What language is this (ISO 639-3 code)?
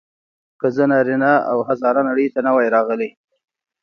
pus